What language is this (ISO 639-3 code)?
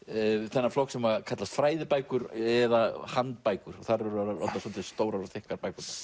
isl